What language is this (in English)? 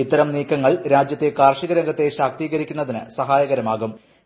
Malayalam